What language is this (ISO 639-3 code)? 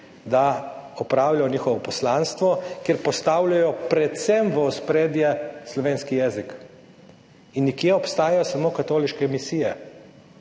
slv